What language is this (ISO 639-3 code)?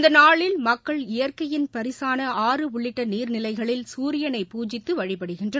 tam